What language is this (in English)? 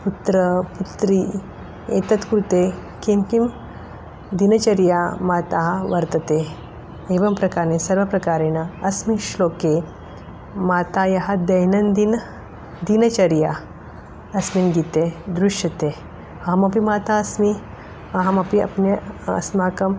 Sanskrit